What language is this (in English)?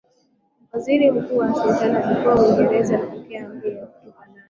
Swahili